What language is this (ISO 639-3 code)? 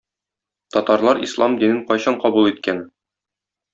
tat